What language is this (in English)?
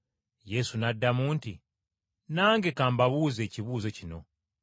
Ganda